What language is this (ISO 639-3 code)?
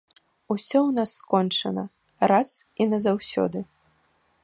bel